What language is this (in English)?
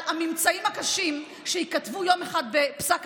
Hebrew